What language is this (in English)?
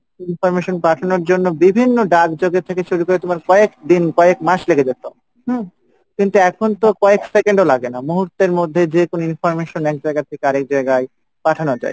Bangla